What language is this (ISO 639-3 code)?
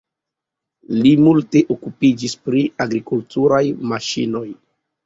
epo